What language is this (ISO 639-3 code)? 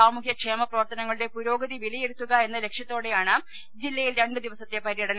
mal